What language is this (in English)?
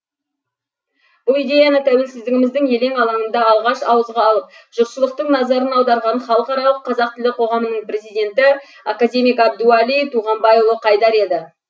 Kazakh